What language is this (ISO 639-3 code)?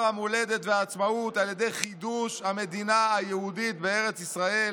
heb